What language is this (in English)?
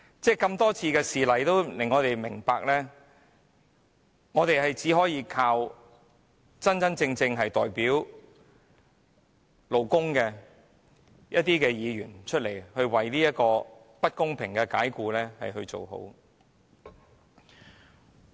Cantonese